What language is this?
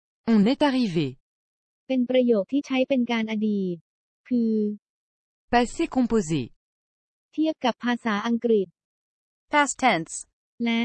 Thai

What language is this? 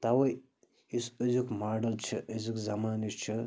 Kashmiri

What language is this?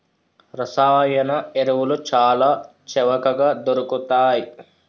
Telugu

